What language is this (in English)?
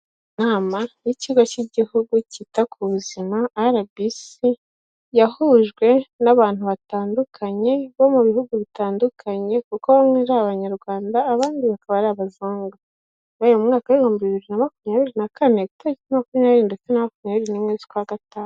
Kinyarwanda